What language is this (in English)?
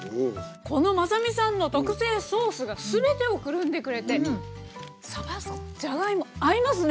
Japanese